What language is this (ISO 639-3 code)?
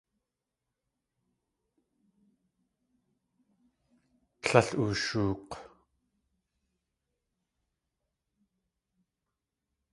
tli